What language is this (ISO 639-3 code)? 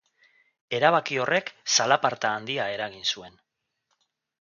eus